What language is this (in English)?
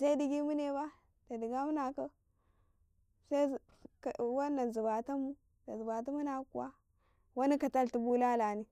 Karekare